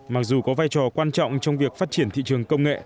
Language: Vietnamese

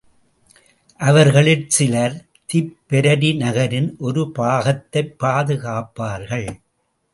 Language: Tamil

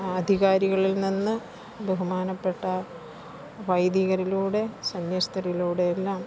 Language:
Malayalam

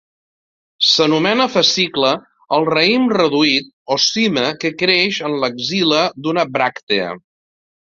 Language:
Catalan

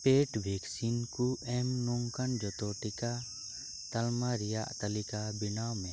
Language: Santali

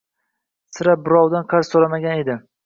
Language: Uzbek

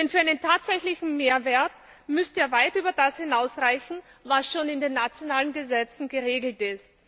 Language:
German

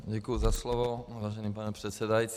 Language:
Czech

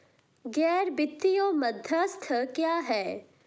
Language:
Hindi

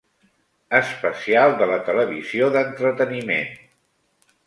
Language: Catalan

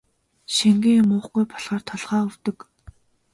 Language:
Mongolian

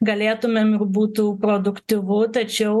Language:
Lithuanian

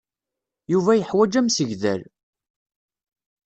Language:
Kabyle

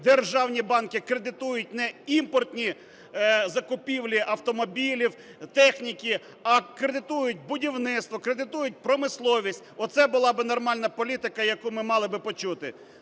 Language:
Ukrainian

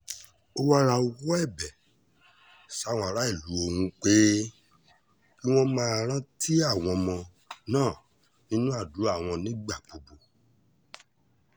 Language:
Yoruba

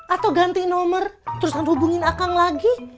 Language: Indonesian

